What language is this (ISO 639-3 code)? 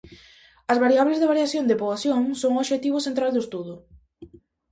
glg